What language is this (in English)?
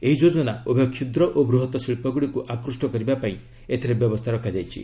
Odia